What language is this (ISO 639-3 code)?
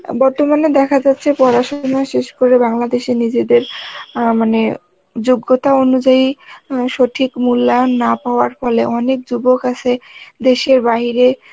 ben